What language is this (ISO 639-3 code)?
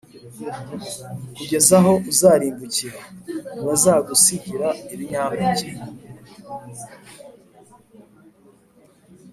kin